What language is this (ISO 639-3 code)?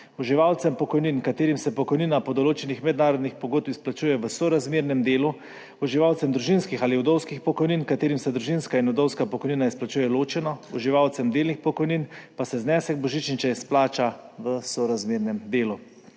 slv